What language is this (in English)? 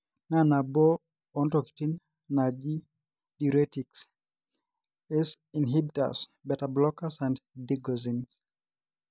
Masai